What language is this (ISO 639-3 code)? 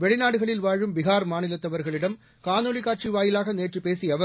tam